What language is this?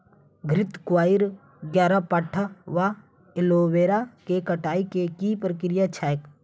Maithili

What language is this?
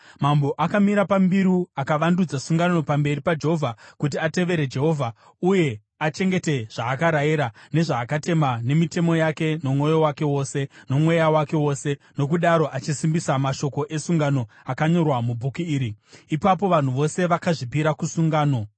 Shona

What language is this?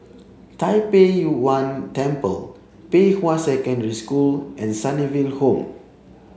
English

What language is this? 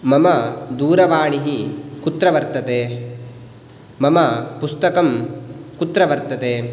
Sanskrit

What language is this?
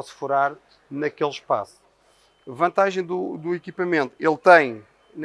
Portuguese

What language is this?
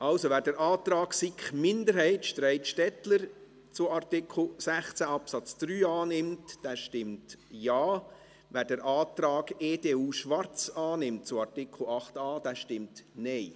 Swiss German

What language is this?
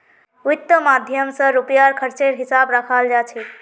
Magahi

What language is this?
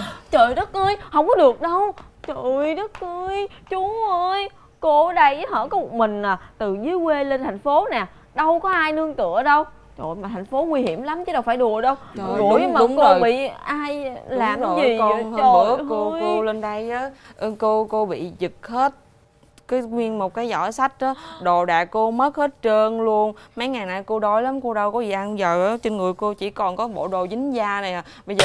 Vietnamese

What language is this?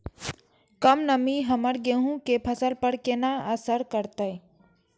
Maithili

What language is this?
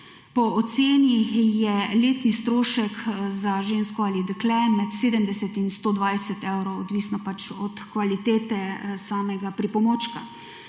Slovenian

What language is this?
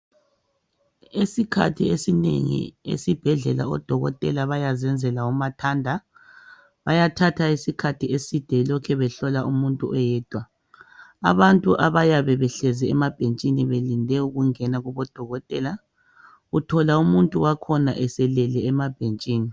North Ndebele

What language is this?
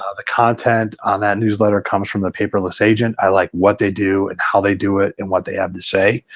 English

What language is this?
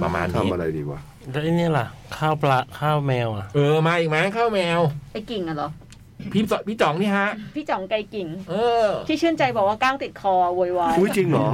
Thai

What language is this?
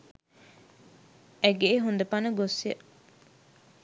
Sinhala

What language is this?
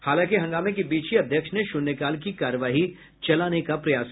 Hindi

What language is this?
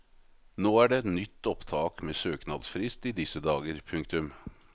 Norwegian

